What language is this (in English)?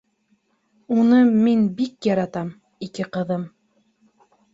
Bashkir